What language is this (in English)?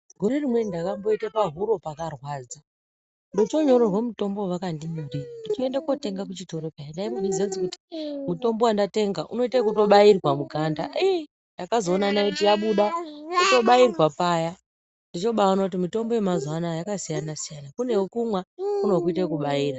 Ndau